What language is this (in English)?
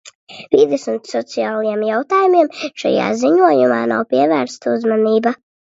Latvian